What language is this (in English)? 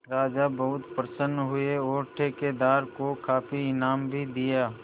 Hindi